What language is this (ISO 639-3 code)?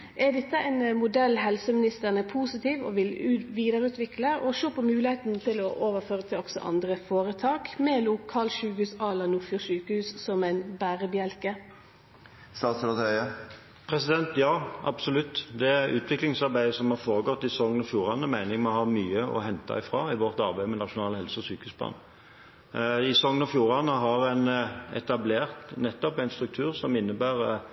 nor